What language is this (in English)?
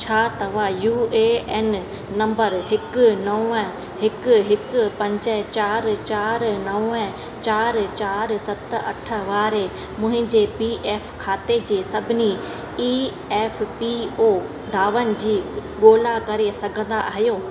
Sindhi